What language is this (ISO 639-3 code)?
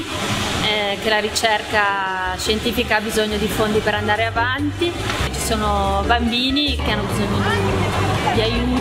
ita